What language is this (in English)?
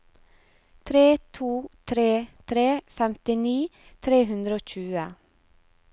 Norwegian